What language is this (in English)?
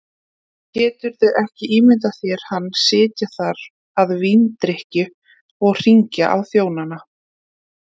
Icelandic